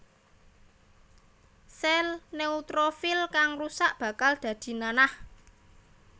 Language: Javanese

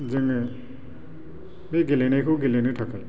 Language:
Bodo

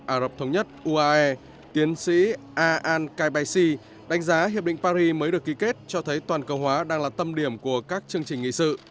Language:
Vietnamese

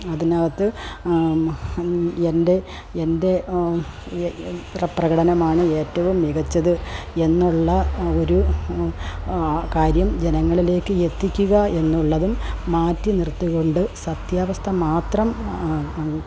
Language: Malayalam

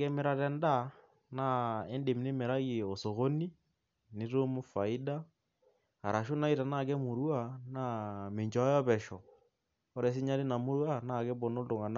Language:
Masai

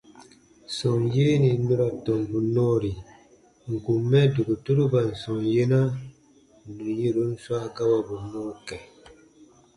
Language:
Baatonum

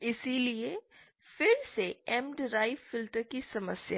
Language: Hindi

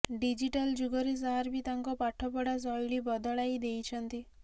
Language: Odia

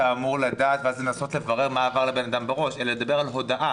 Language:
Hebrew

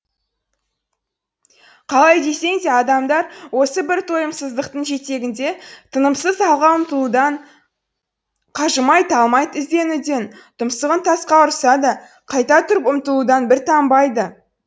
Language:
Kazakh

